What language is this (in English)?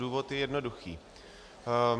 Czech